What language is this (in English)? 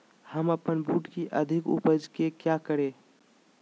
Magahi